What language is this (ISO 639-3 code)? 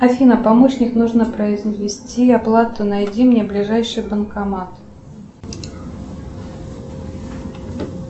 rus